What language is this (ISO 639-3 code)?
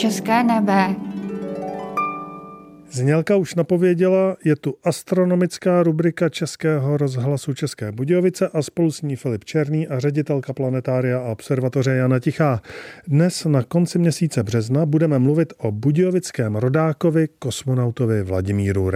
ces